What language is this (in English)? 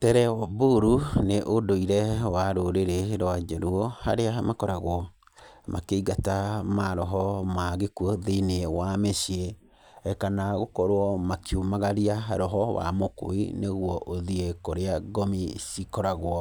Kikuyu